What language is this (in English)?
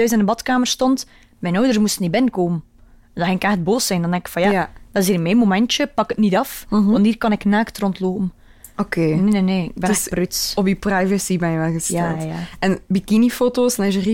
Dutch